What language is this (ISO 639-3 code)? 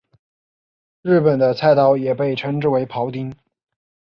zho